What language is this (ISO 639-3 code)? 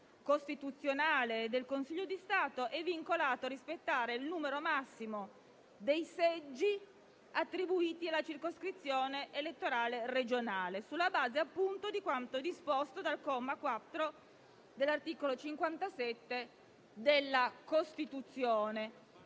ita